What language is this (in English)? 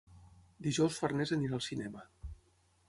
Catalan